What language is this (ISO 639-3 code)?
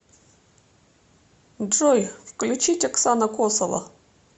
rus